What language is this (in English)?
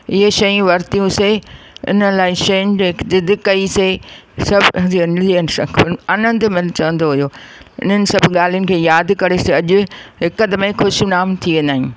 Sindhi